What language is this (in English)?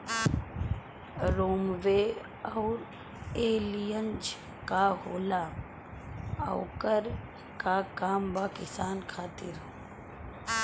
Bhojpuri